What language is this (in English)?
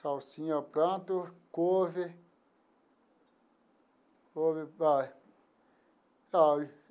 Portuguese